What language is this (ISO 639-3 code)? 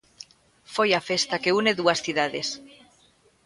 glg